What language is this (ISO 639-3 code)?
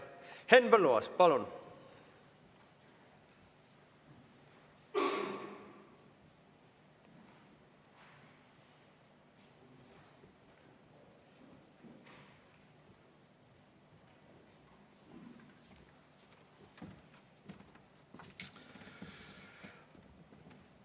est